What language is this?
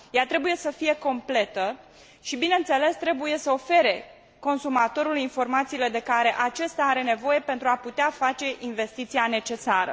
Romanian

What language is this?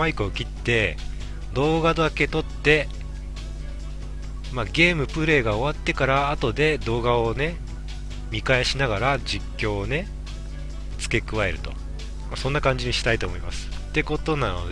Japanese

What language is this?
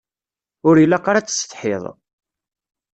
Kabyle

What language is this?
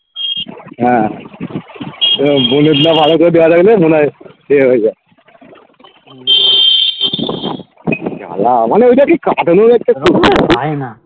Bangla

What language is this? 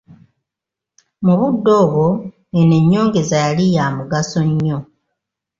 Ganda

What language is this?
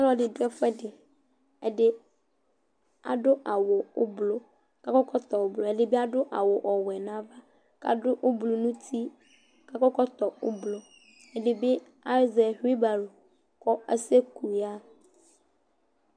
Ikposo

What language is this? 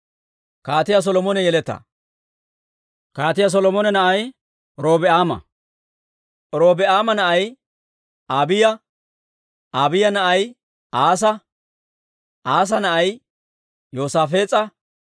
Dawro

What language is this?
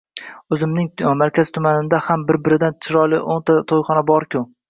Uzbek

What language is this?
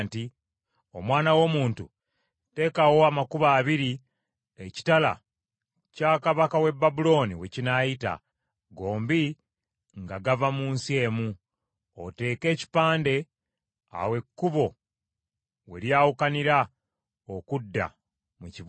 Ganda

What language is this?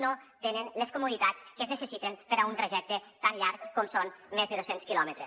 Catalan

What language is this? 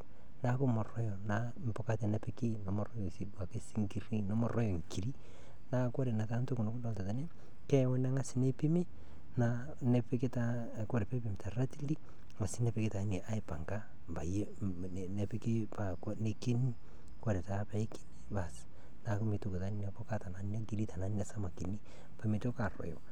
Masai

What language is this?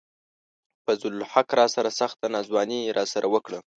Pashto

